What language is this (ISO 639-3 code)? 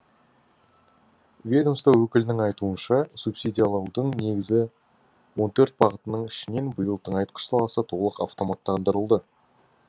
kaz